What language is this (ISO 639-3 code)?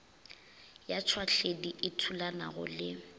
nso